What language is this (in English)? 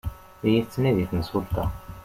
Kabyle